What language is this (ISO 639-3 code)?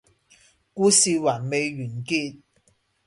yue